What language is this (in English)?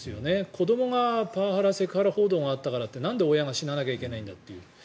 Japanese